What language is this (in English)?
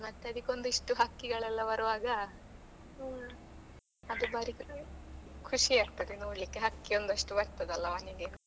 Kannada